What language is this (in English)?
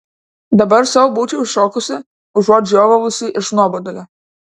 Lithuanian